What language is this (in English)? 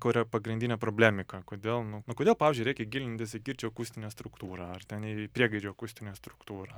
Lithuanian